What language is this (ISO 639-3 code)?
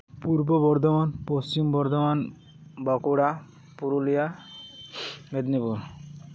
sat